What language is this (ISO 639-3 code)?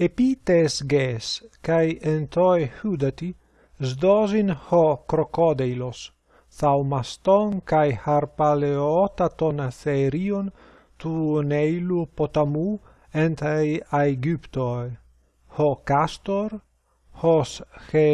ell